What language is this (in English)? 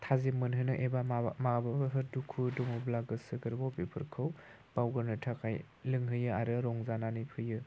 Bodo